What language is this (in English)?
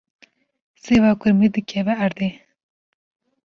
Kurdish